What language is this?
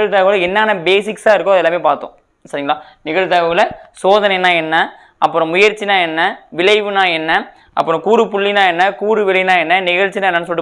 Tamil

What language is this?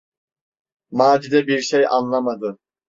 Turkish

